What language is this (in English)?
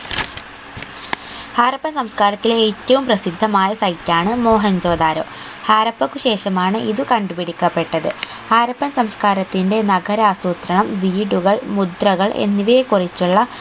Malayalam